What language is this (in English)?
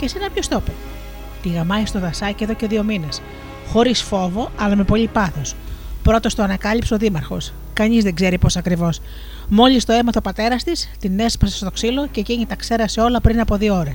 Greek